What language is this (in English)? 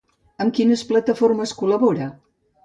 Catalan